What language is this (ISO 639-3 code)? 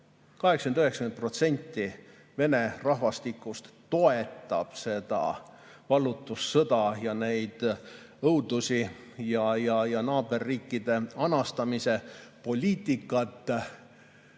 est